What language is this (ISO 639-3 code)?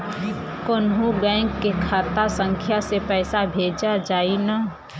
bho